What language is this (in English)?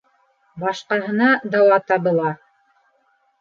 Bashkir